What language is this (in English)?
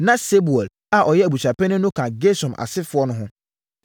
Akan